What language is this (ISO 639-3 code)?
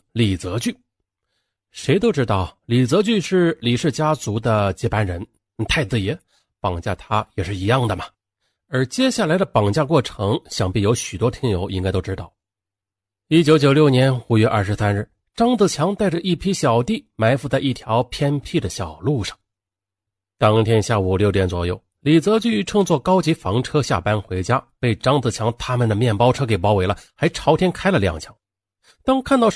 zho